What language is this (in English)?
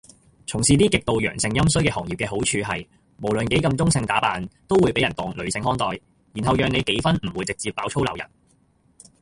Cantonese